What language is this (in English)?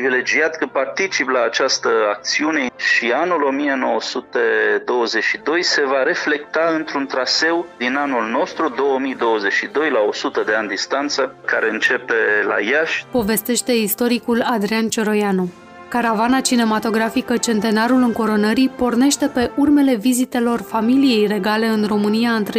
Romanian